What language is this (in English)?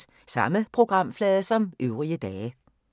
Danish